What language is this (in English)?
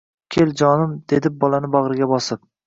Uzbek